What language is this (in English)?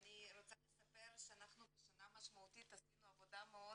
Hebrew